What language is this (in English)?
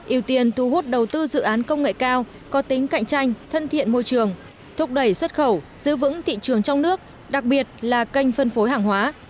Vietnamese